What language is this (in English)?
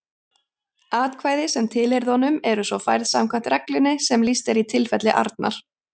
Icelandic